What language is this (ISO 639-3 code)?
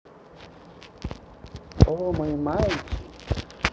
rus